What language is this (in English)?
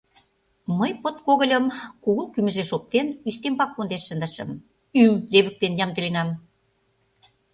Mari